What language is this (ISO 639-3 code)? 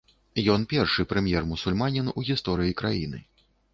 bel